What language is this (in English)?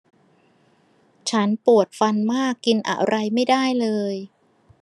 Thai